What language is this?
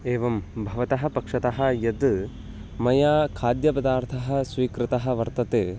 Sanskrit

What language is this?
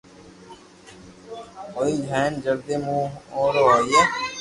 Loarki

